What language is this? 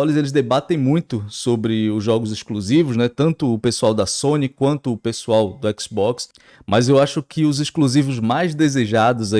Portuguese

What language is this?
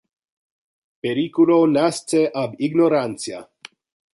Interlingua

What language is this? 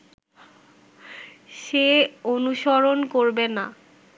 Bangla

